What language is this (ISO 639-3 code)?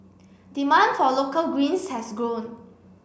eng